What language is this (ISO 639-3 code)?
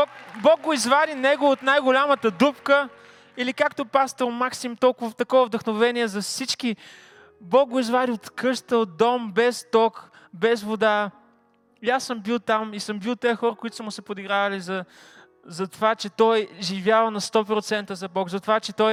bul